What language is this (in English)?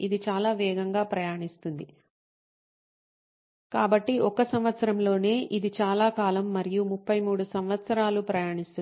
Telugu